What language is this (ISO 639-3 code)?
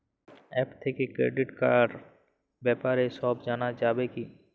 ben